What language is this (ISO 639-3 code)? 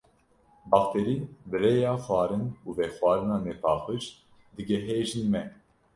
kur